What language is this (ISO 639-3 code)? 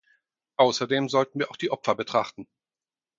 deu